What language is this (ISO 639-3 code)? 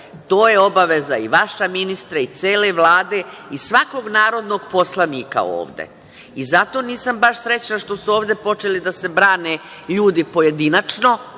srp